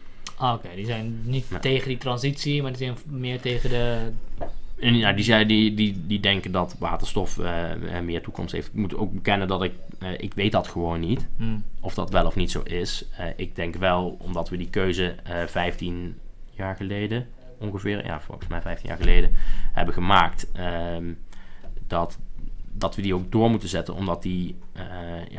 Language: Dutch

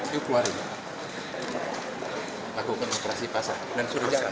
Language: Indonesian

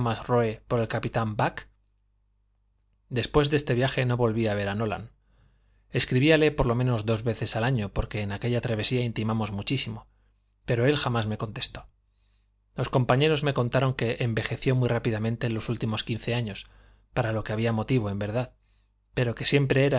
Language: Spanish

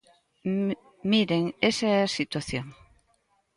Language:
Galician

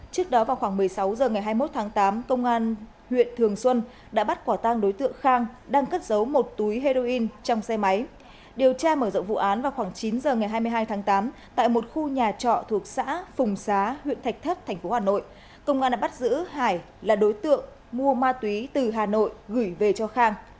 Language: Vietnamese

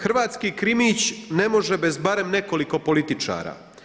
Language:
Croatian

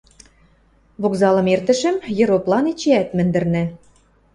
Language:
Western Mari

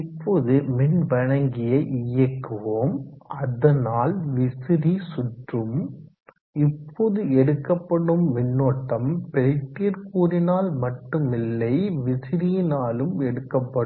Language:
Tamil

